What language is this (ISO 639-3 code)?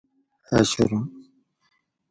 gwc